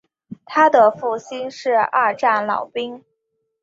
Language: Chinese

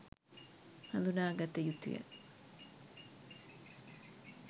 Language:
Sinhala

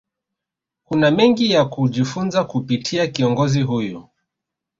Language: Swahili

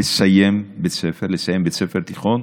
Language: Hebrew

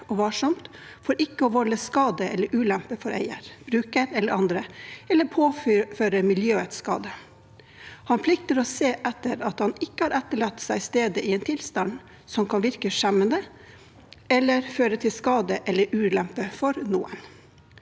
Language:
Norwegian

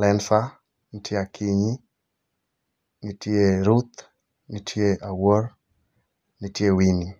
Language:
Luo (Kenya and Tanzania)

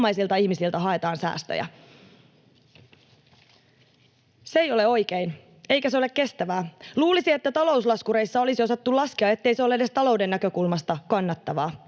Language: Finnish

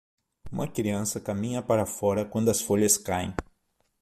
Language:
Portuguese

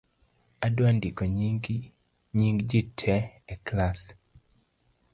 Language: Luo (Kenya and Tanzania)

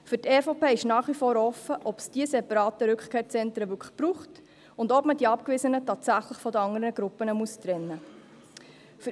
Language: Swiss German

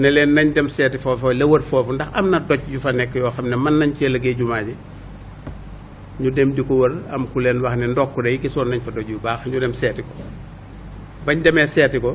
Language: French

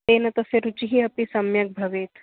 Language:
Sanskrit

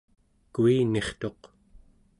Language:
Central Yupik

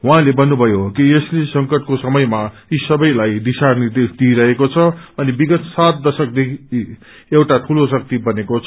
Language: Nepali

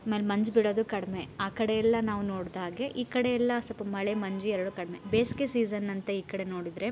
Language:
Kannada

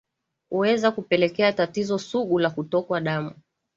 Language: Swahili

